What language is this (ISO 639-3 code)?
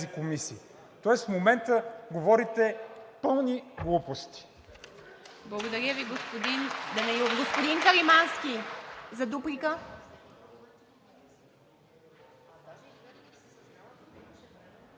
bul